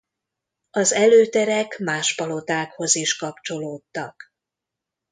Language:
Hungarian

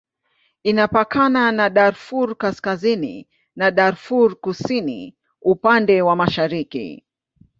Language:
Swahili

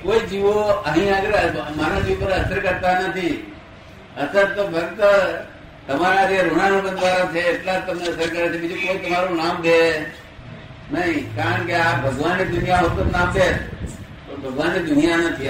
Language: Gujarati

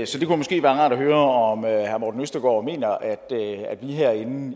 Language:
Danish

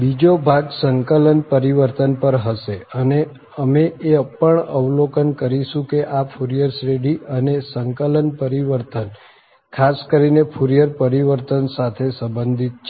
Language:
Gujarati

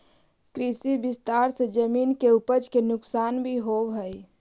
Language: Magahi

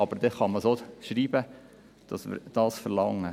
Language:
Swiss German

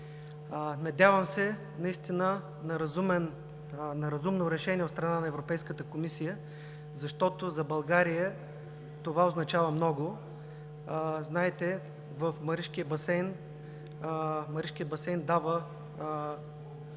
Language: Bulgarian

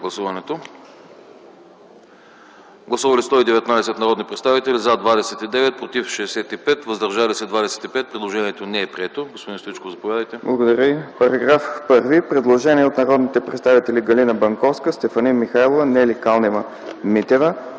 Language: Bulgarian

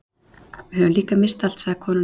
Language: Icelandic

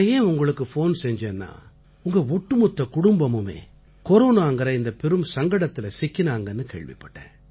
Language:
Tamil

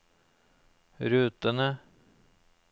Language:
Norwegian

